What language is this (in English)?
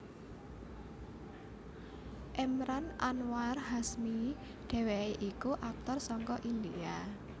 Javanese